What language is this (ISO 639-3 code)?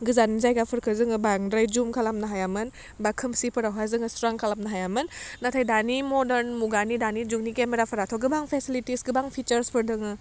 brx